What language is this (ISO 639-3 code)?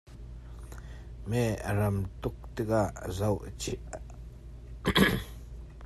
cnh